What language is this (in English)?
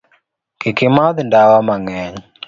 Luo (Kenya and Tanzania)